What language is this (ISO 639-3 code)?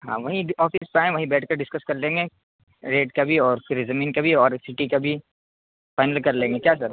urd